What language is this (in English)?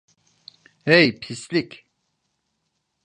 Turkish